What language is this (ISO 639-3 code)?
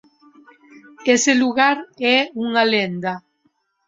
glg